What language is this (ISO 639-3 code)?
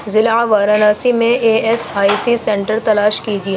urd